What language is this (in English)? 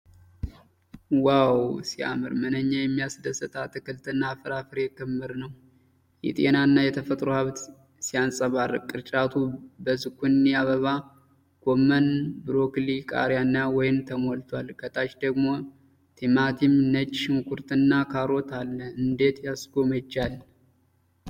Amharic